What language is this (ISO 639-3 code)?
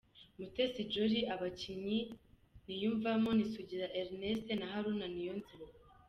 kin